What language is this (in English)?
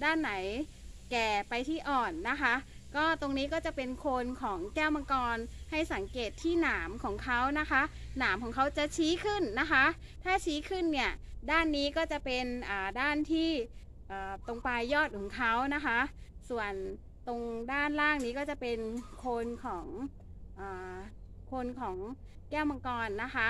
Thai